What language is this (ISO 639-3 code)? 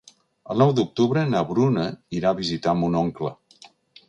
cat